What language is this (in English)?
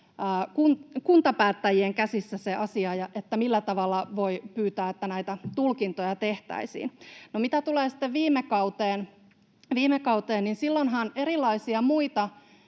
Finnish